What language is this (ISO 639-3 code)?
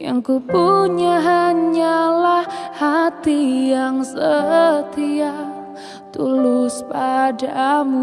ind